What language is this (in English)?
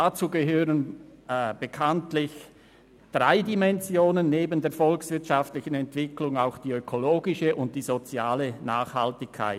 Swiss German